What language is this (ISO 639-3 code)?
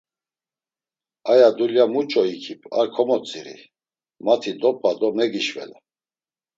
lzz